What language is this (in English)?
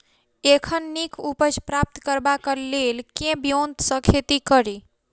Maithili